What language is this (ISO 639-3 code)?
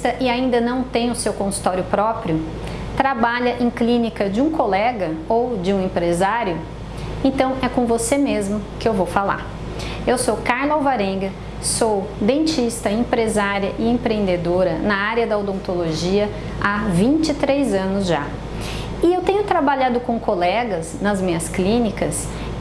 por